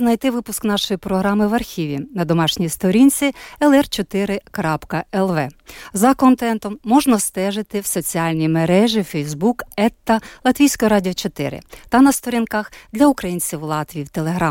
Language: Ukrainian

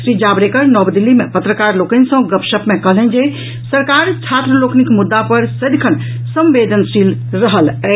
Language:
Maithili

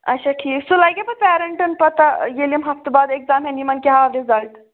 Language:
Kashmiri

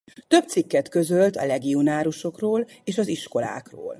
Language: Hungarian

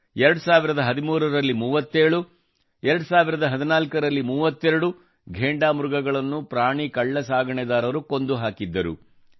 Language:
Kannada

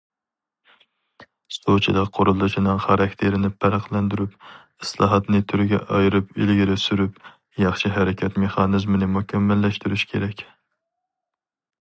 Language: Uyghur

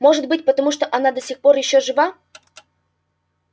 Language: Russian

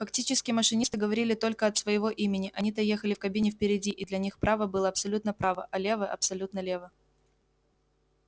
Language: Russian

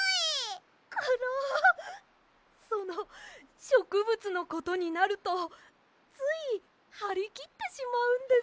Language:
Japanese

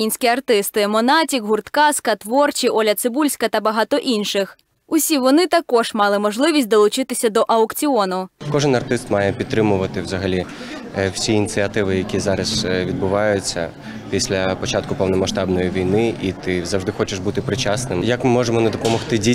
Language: Ukrainian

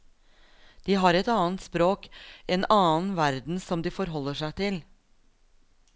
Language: Norwegian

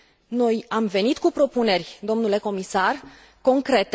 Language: Romanian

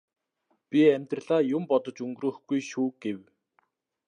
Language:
Mongolian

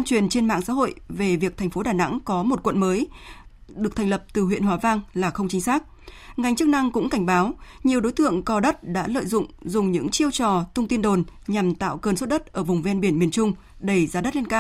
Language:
Vietnamese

